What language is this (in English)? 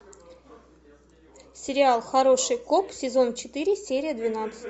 Russian